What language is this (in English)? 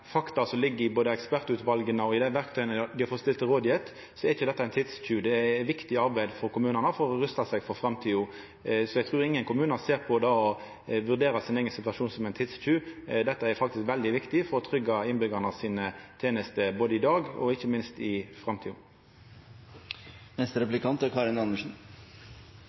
Norwegian